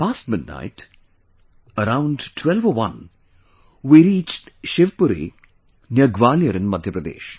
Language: English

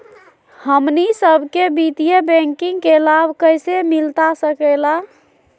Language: Magahi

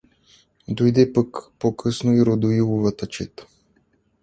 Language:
Bulgarian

